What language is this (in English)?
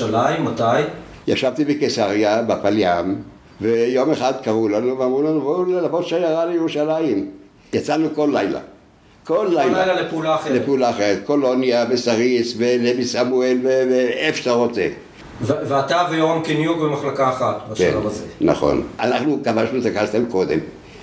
Hebrew